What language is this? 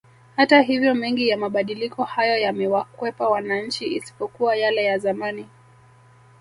Swahili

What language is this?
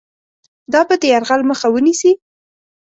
Pashto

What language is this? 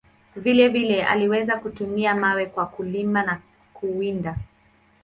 Swahili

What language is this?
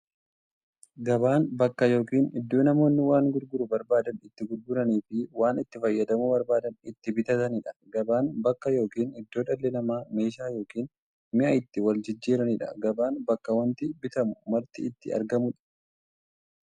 Oromo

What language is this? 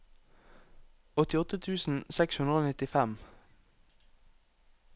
Norwegian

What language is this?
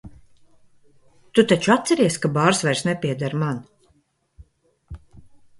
Latvian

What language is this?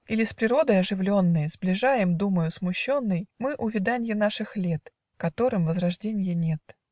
Russian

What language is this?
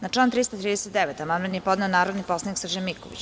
Serbian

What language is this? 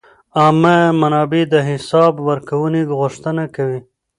Pashto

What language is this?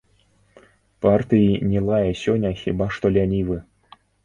Belarusian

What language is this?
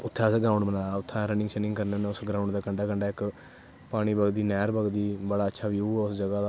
Dogri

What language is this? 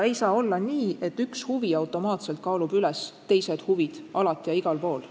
Estonian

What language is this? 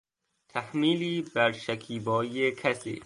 Persian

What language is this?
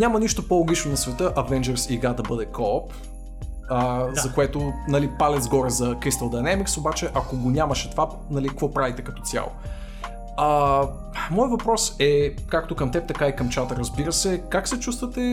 Bulgarian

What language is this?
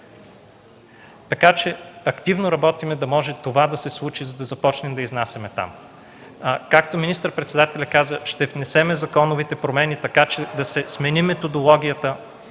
Bulgarian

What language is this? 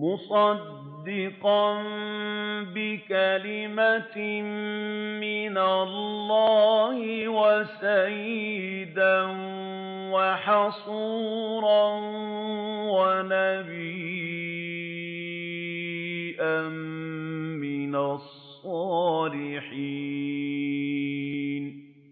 Arabic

